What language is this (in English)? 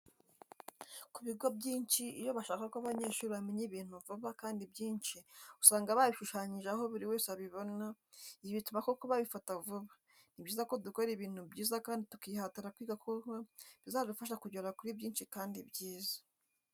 Kinyarwanda